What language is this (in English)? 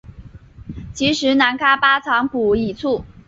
Chinese